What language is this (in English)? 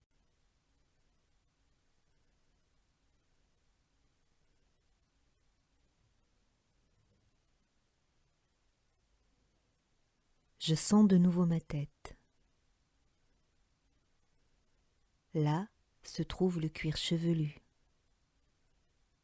French